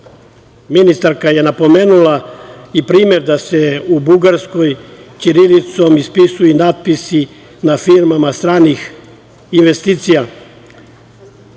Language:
Serbian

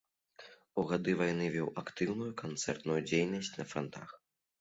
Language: Belarusian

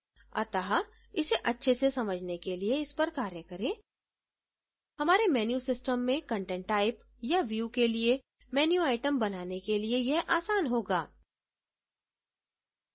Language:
Hindi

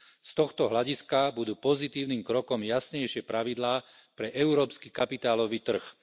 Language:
Slovak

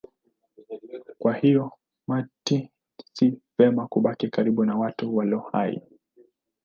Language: Swahili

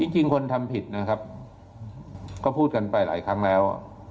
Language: Thai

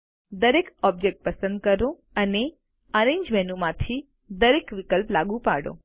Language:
Gujarati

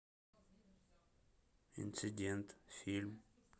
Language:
Russian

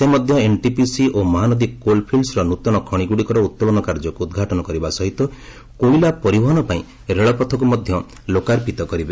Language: Odia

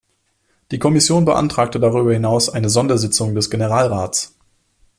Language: German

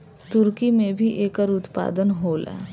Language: Bhojpuri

